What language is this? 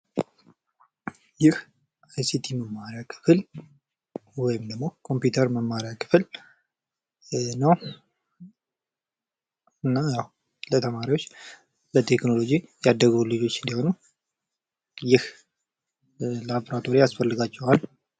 Amharic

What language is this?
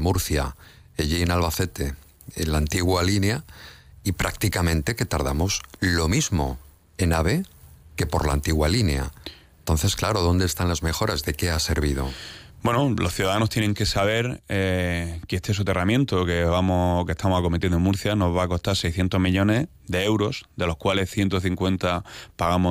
Spanish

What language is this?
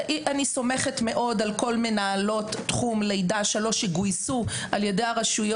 Hebrew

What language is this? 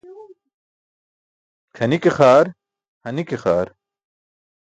Burushaski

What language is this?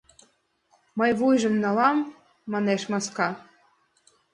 Mari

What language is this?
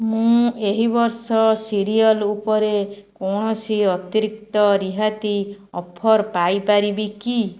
Odia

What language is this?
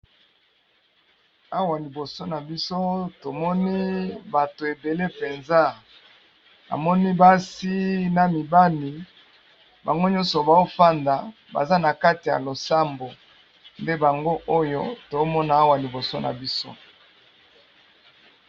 Lingala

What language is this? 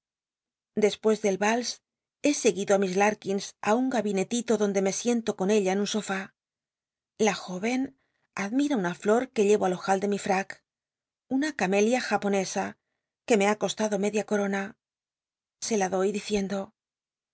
Spanish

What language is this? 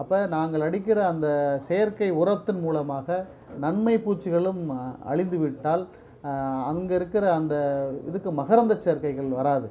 Tamil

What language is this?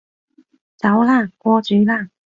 Cantonese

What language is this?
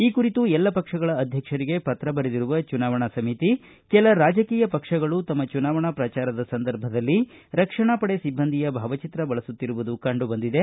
Kannada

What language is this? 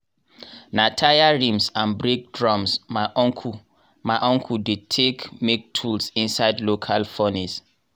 Nigerian Pidgin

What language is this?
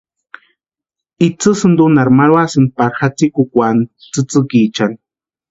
Western Highland Purepecha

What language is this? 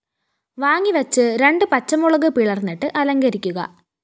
Malayalam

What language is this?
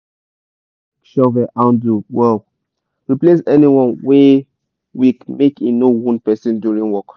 Nigerian Pidgin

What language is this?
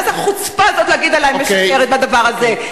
Hebrew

